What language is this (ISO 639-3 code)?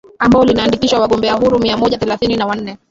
swa